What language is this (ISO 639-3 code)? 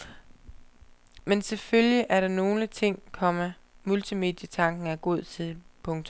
dan